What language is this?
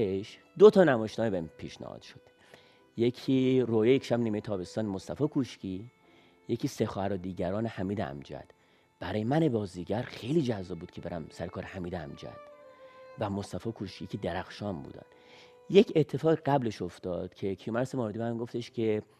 Persian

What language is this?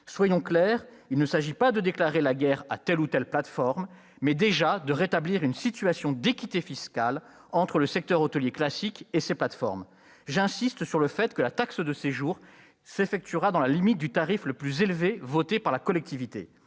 French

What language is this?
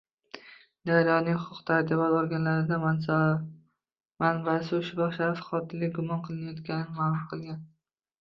Uzbek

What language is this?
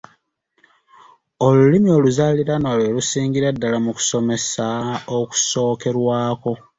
Ganda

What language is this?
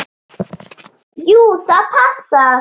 Icelandic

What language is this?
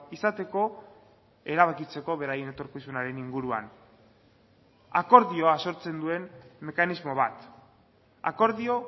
Basque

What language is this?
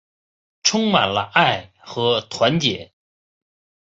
Chinese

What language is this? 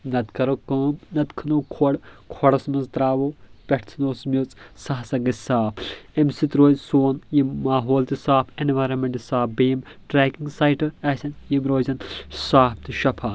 Kashmiri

